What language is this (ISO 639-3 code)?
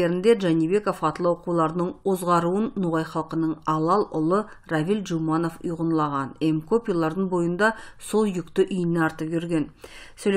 tur